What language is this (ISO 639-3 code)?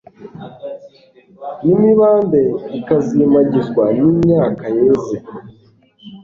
kin